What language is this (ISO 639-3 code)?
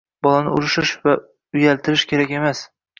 uzb